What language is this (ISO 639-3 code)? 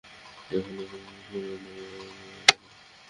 ben